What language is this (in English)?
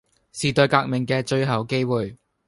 Cantonese